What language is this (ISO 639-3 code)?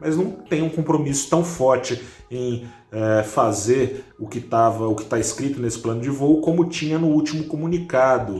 por